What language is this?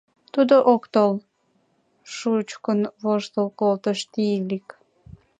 Mari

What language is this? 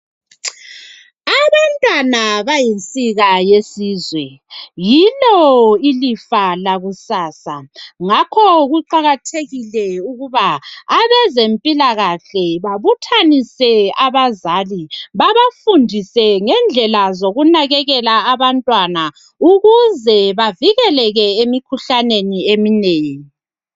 North Ndebele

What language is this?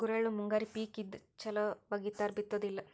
Kannada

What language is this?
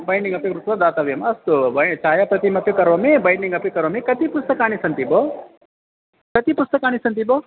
Sanskrit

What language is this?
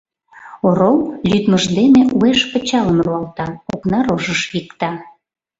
Mari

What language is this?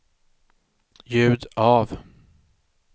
Swedish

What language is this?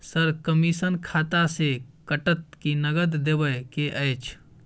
Maithili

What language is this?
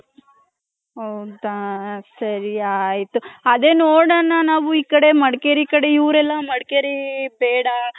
Kannada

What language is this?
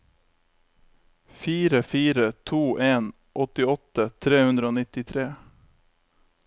Norwegian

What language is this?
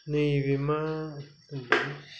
Bodo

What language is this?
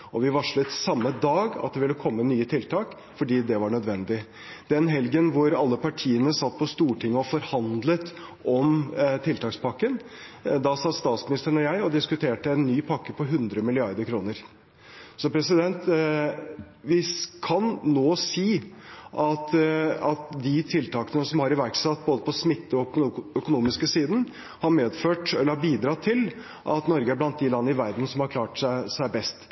Norwegian Bokmål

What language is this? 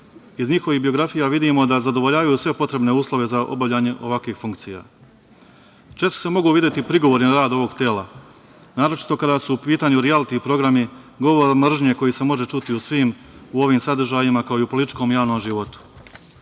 Serbian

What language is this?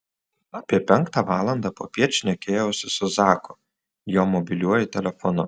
Lithuanian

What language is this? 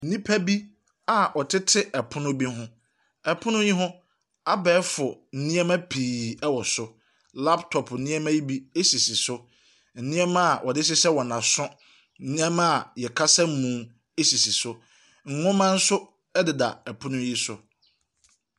Akan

